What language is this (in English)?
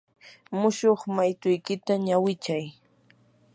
Yanahuanca Pasco Quechua